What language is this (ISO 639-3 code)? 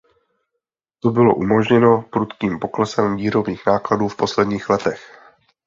ces